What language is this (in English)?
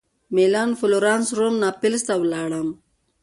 Pashto